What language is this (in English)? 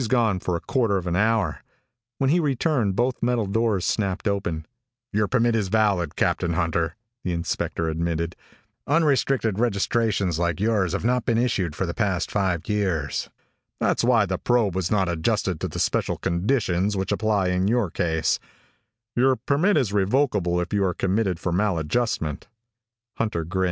English